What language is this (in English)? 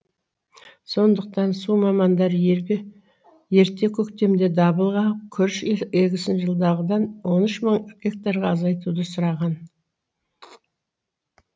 Kazakh